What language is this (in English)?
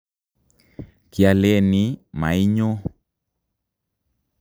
Kalenjin